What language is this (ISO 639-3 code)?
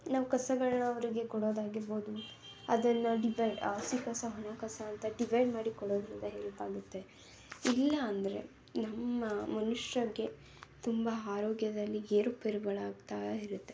kan